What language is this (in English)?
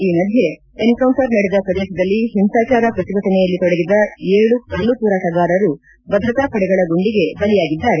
Kannada